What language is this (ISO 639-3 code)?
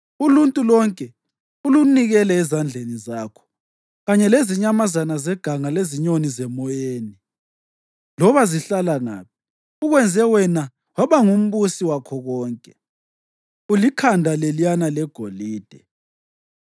nde